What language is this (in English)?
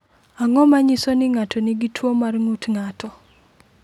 Luo (Kenya and Tanzania)